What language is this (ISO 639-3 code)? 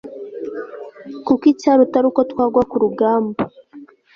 kin